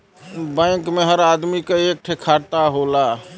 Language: Bhojpuri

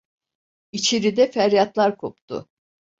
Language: Turkish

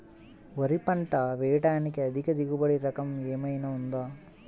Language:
Telugu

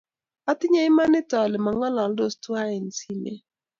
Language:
Kalenjin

